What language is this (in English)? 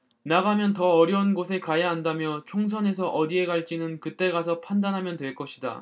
Korean